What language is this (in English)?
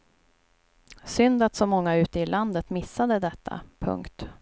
Swedish